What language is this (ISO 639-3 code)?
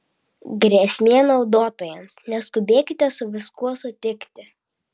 lit